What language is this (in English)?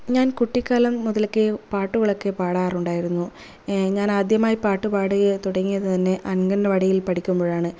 Malayalam